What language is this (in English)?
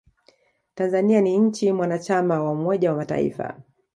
Swahili